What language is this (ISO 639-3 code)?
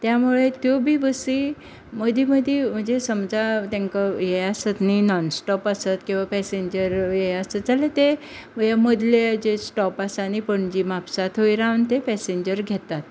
kok